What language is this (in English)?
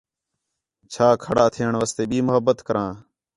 Khetrani